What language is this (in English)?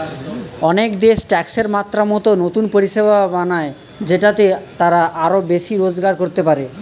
Bangla